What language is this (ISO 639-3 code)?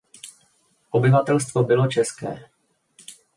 ces